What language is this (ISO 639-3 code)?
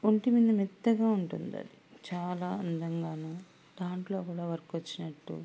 tel